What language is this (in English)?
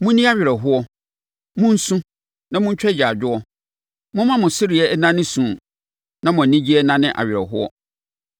Akan